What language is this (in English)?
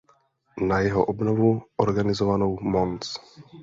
Czech